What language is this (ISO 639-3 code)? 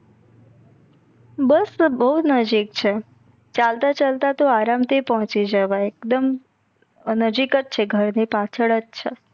guj